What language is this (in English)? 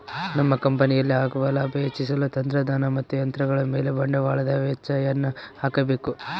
Kannada